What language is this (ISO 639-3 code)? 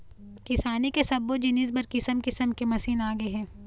hne